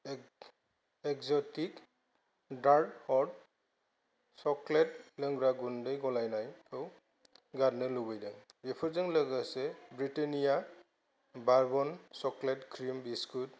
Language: Bodo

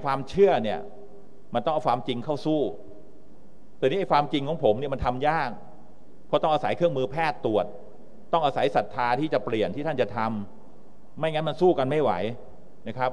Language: Thai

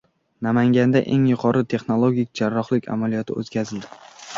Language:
Uzbek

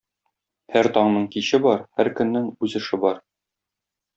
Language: Tatar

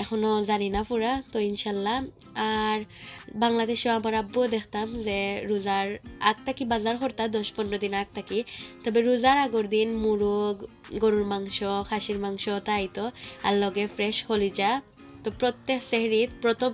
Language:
Indonesian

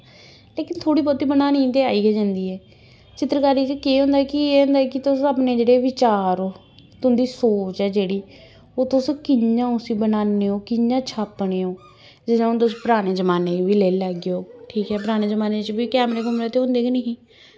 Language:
Dogri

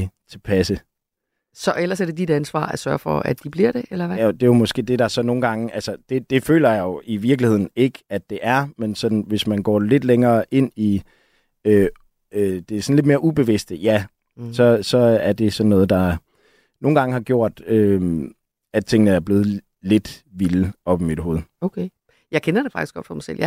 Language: Danish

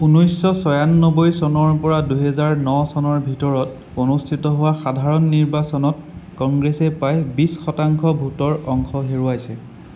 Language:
Assamese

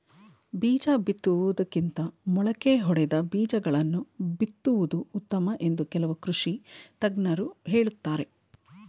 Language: Kannada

